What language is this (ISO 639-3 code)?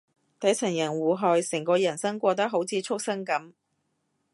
yue